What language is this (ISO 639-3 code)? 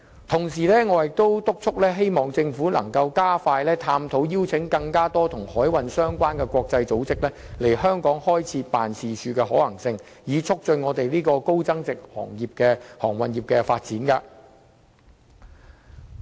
yue